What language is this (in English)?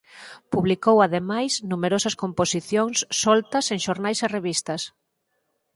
Galician